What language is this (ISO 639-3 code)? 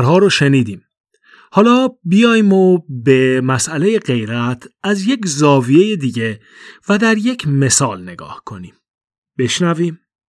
fas